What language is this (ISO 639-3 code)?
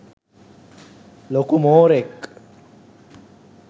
sin